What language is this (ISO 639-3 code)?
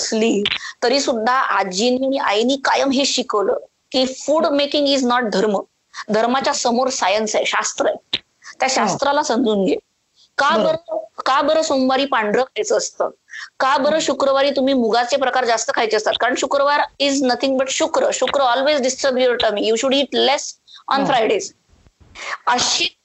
mar